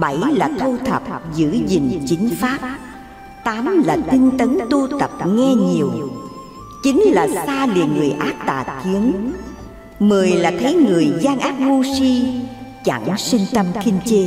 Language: Vietnamese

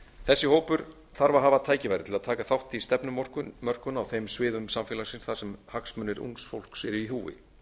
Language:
Icelandic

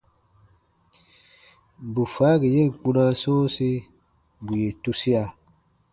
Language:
Baatonum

